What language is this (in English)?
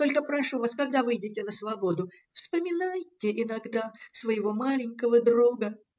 Russian